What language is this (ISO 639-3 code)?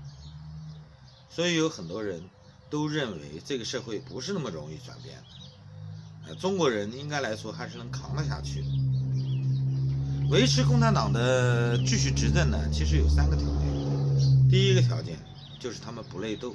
zho